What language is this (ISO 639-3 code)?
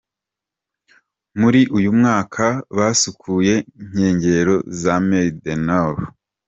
kin